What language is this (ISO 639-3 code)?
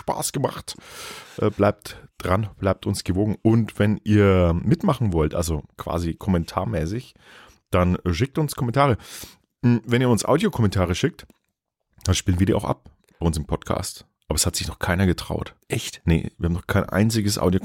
deu